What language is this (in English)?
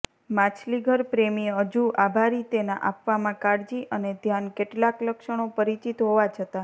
Gujarati